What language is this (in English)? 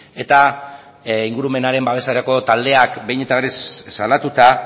Basque